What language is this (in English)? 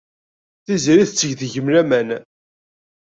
Kabyle